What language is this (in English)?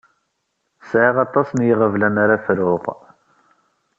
Kabyle